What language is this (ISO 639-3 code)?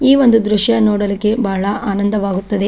kan